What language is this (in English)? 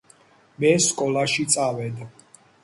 Georgian